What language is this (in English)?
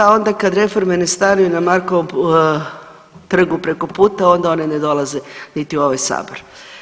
Croatian